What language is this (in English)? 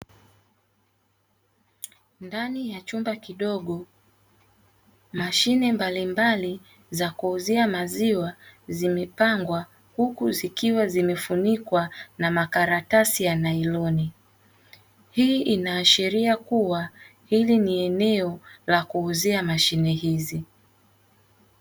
Swahili